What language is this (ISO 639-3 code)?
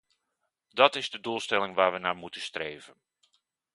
nld